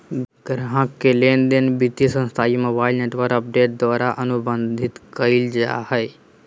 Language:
Magahi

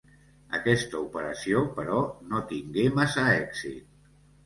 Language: Catalan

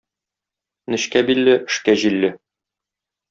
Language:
Tatar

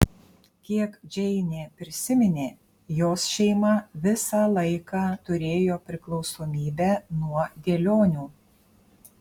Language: Lithuanian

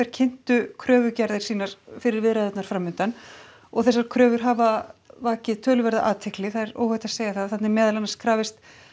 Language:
Icelandic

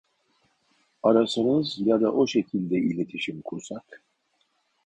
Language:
Turkish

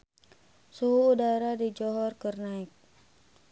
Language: Sundanese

